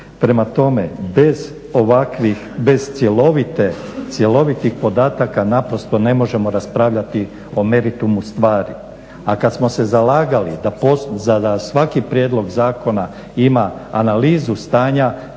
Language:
Croatian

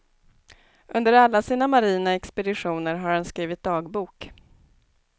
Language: Swedish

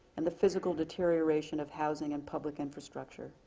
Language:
English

